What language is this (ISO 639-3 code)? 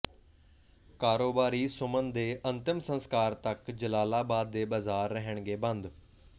pan